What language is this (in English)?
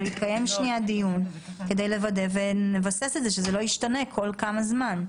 Hebrew